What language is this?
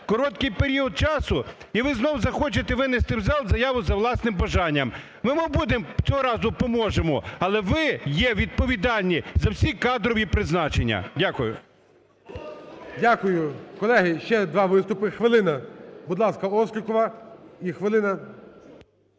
Ukrainian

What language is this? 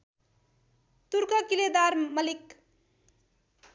Nepali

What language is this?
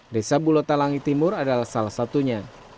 Indonesian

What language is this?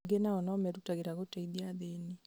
Kikuyu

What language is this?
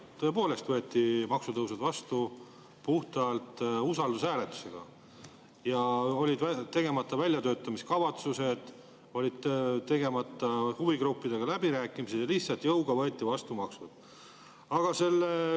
Estonian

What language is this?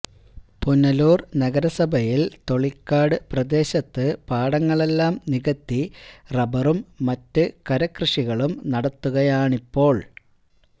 Malayalam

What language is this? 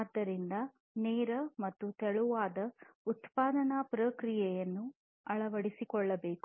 Kannada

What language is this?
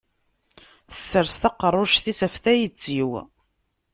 Kabyle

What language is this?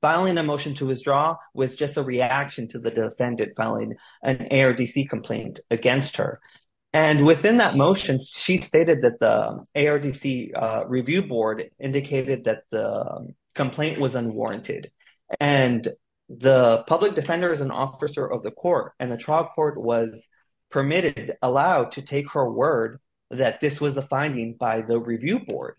English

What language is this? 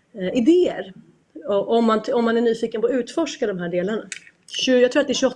Swedish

